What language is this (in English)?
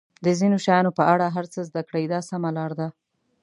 Pashto